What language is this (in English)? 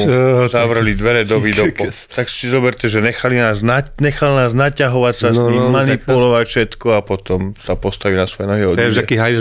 Slovak